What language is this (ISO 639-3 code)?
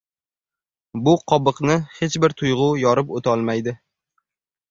uzb